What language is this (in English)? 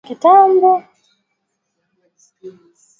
Swahili